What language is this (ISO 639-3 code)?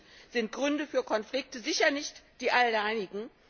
deu